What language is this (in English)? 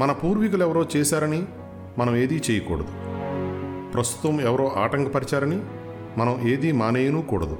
Telugu